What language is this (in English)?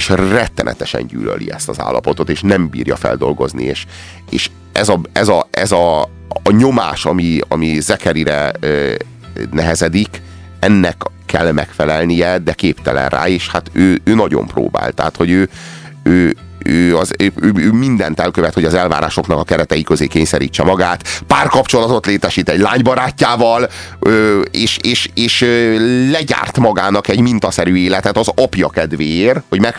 Hungarian